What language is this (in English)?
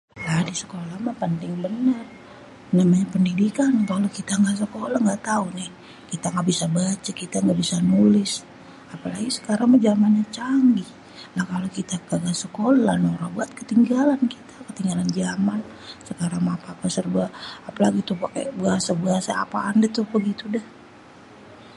Betawi